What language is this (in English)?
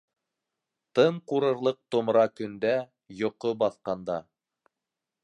Bashkir